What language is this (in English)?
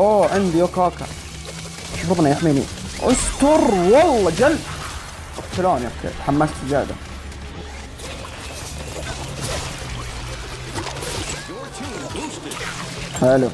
Arabic